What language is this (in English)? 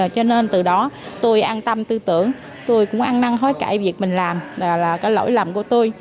Vietnamese